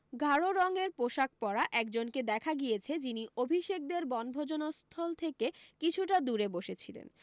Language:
Bangla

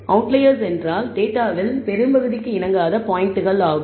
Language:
Tamil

